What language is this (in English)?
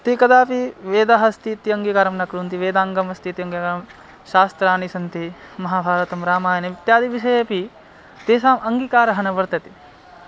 Sanskrit